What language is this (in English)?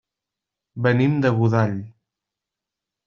Catalan